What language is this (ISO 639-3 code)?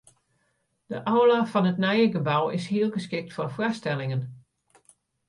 fry